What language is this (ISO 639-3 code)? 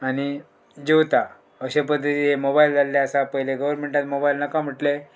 kok